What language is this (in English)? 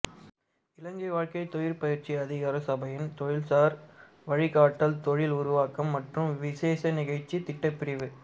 Tamil